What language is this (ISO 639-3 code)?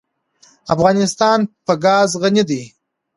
pus